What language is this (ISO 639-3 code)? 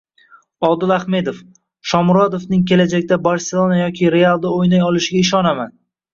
uzb